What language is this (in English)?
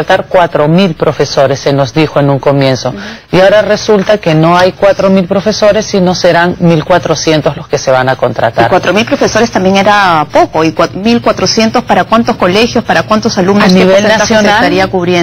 Spanish